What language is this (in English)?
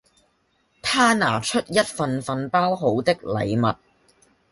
Cantonese